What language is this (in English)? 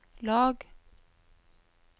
Norwegian